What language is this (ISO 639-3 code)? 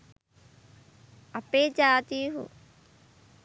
sin